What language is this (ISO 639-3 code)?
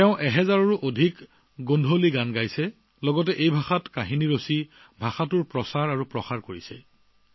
asm